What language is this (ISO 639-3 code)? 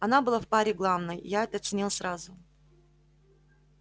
rus